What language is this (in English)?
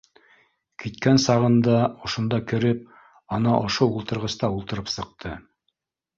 Bashkir